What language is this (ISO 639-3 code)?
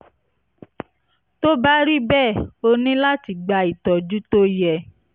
yor